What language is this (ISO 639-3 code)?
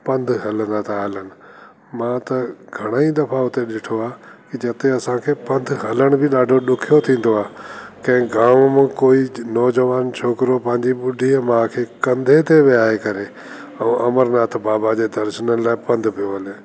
snd